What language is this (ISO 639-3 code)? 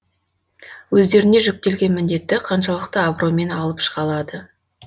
kaz